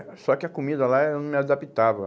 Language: Portuguese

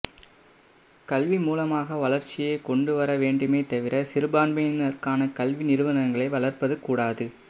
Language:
Tamil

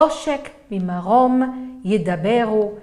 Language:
Hebrew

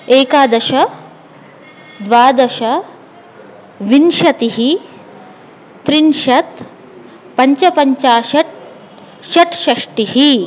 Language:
Sanskrit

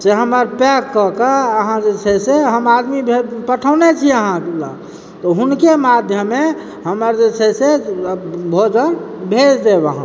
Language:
Maithili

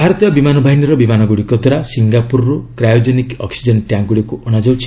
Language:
Odia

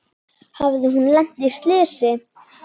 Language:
Icelandic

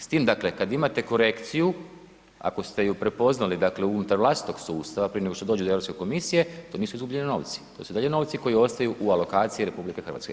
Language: Croatian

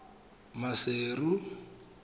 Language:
Tswana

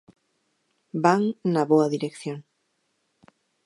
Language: Galician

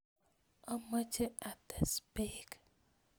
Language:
Kalenjin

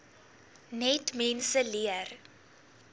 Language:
Afrikaans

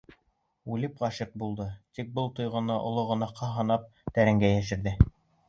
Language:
Bashkir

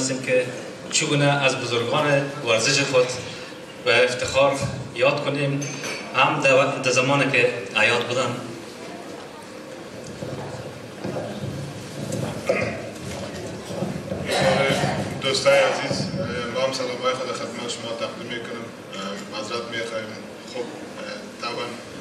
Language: Persian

